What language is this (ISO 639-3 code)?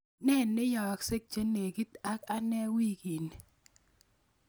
kln